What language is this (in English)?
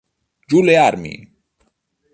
Italian